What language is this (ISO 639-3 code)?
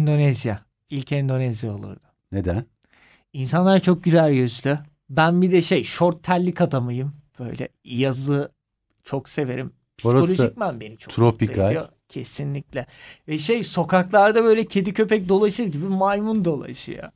tur